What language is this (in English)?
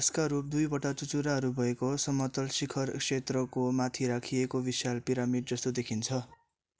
Nepali